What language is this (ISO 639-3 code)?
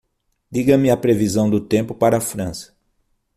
por